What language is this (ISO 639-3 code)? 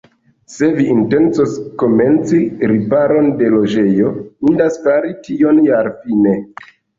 epo